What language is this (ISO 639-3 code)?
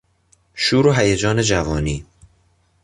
fas